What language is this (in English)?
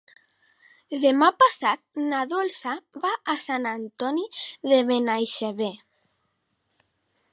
Catalan